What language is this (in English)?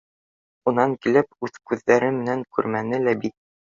Bashkir